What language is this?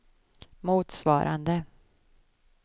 Swedish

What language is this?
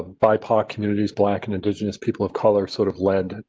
English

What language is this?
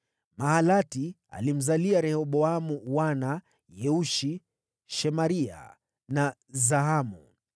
Swahili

